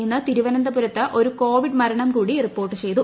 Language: Malayalam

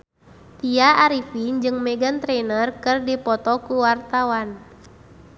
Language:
Sundanese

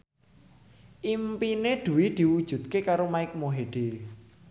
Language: Javanese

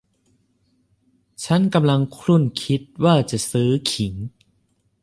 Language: Thai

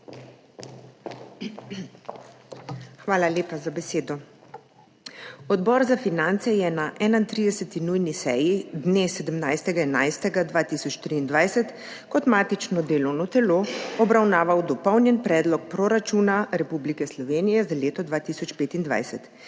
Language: Slovenian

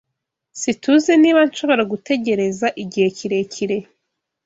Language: Kinyarwanda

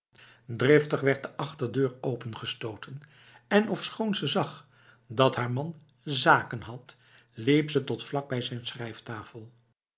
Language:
Dutch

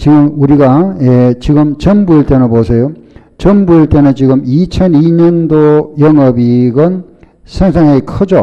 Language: Korean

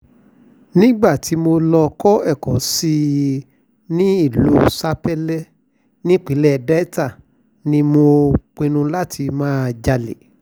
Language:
Yoruba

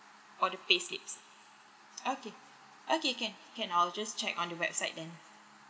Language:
English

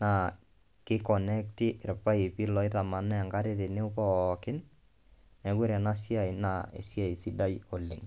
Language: Masai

